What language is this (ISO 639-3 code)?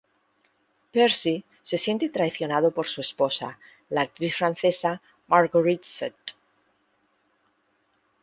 spa